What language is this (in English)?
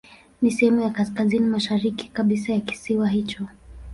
Swahili